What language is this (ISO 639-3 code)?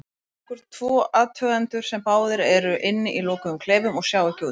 isl